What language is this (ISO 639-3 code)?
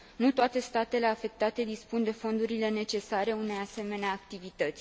ron